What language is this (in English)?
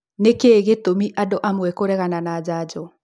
Kikuyu